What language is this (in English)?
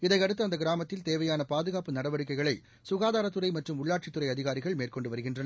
Tamil